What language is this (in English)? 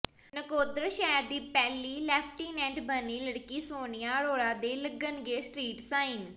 Punjabi